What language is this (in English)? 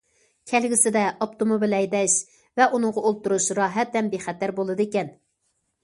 Uyghur